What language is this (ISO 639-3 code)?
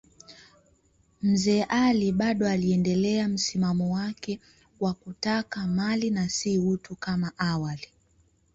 swa